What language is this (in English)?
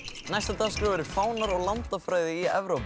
Icelandic